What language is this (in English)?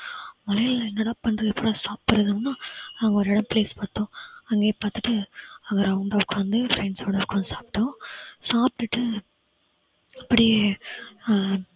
Tamil